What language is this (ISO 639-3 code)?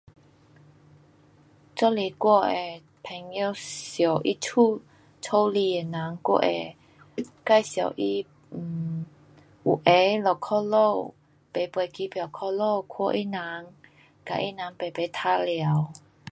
cpx